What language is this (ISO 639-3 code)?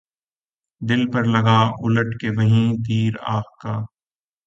urd